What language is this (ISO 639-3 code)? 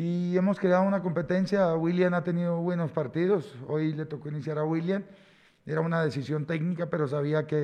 spa